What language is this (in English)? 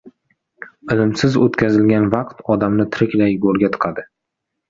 Uzbek